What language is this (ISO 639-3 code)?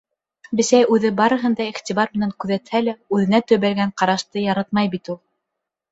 bak